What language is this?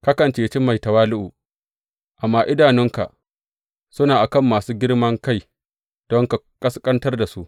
Hausa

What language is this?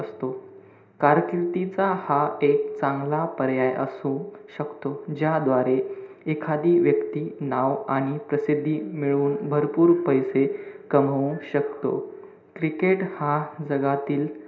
Marathi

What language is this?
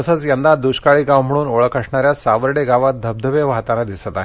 Marathi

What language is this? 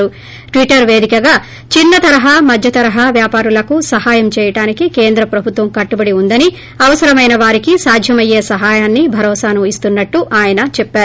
Telugu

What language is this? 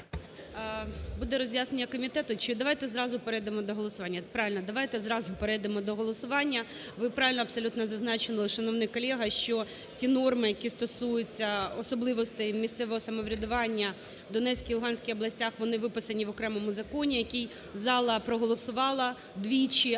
Ukrainian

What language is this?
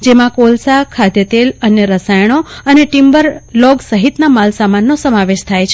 Gujarati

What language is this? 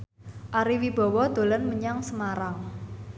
Javanese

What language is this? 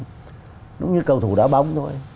Vietnamese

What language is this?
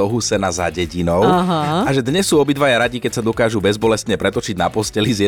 Slovak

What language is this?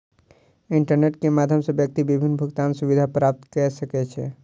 Maithili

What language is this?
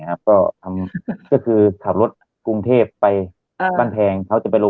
Thai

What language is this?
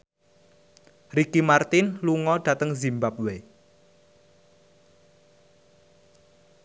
Javanese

